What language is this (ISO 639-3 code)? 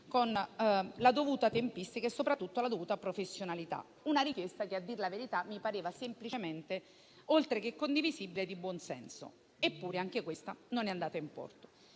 ita